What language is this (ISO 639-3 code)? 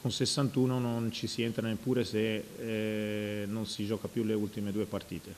ita